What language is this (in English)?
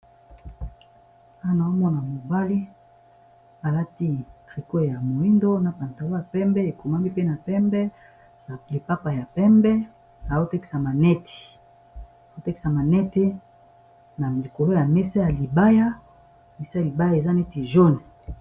Lingala